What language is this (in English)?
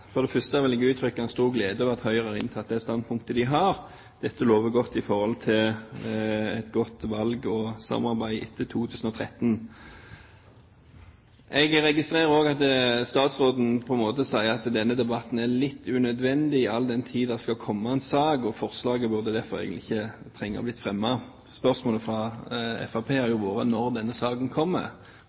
Norwegian Bokmål